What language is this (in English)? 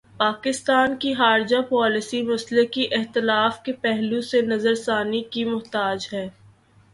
Urdu